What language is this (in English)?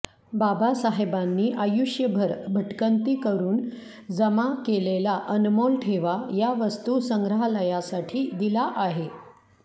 Marathi